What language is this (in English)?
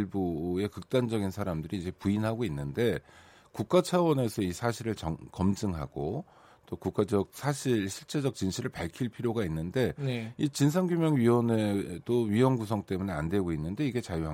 Korean